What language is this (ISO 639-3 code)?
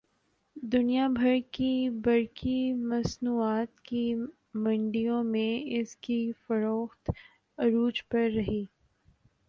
urd